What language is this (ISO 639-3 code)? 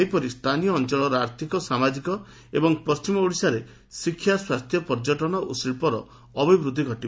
ori